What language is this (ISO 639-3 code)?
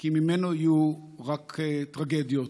heb